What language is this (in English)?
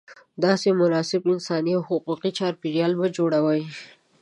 Pashto